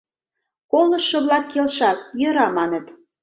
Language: Mari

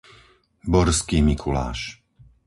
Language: Slovak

